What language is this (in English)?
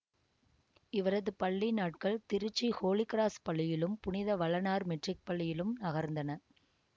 Tamil